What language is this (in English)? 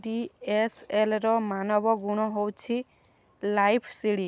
Odia